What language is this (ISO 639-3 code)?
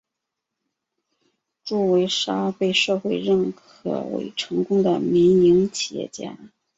zho